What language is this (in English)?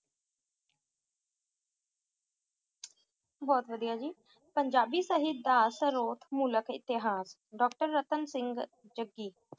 Punjabi